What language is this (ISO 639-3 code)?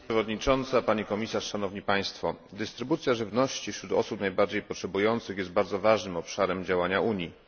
pol